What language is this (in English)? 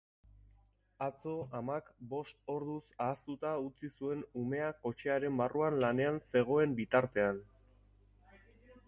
Basque